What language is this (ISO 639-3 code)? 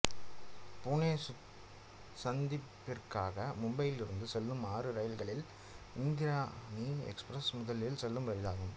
tam